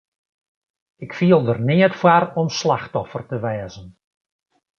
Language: Western Frisian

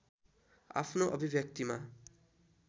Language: Nepali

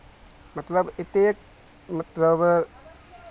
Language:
Maithili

